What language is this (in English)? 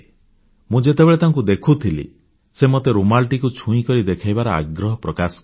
Odia